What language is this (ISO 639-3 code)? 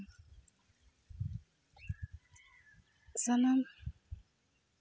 sat